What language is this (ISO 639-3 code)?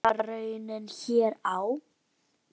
isl